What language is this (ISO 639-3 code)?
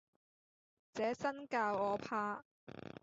yue